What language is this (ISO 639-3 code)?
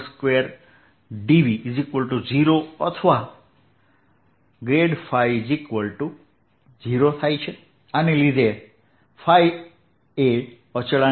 guj